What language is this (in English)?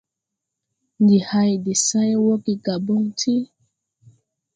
Tupuri